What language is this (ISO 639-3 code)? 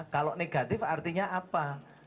ind